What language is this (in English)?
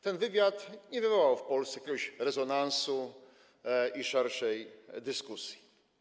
Polish